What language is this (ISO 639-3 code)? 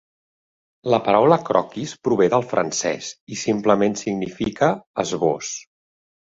cat